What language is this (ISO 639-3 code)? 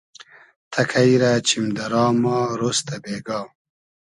haz